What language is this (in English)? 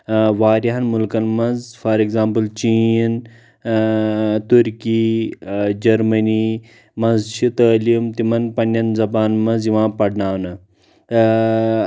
Kashmiri